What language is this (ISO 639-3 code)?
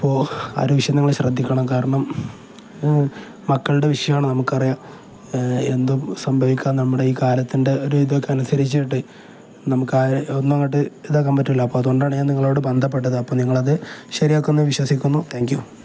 mal